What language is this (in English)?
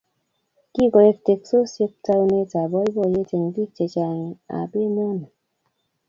Kalenjin